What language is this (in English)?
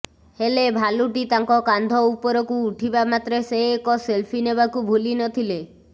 Odia